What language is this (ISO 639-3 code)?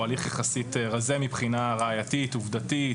heb